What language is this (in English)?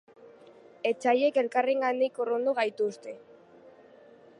Basque